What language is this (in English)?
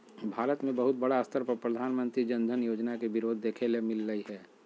Magahi